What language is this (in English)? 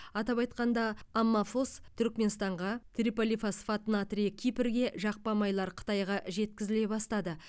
Kazakh